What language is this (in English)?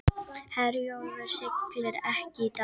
Icelandic